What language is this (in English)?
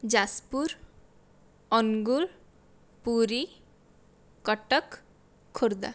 Odia